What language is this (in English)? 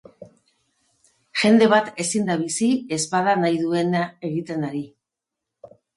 Basque